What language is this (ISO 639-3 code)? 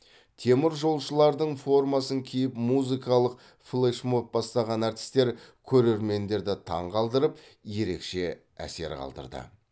kaz